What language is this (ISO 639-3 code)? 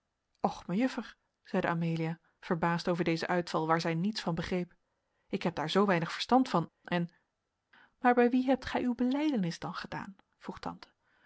nld